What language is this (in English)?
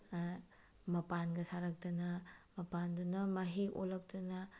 Manipuri